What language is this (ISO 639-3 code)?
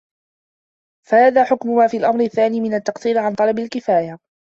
ara